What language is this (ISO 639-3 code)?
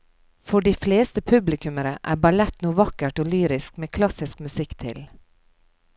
nor